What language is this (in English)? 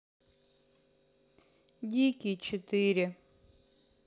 Russian